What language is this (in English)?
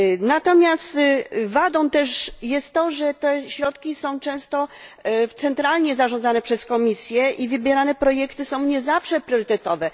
Polish